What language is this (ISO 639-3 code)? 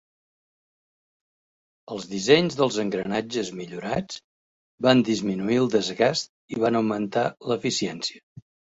cat